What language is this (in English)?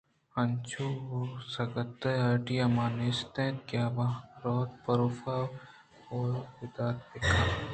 Eastern Balochi